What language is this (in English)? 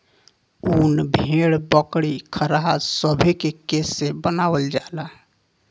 Bhojpuri